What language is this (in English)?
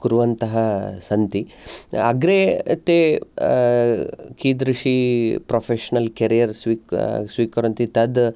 Sanskrit